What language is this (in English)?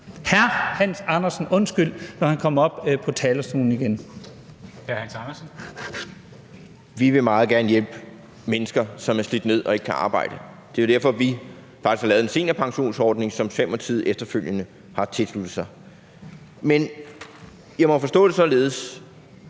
Danish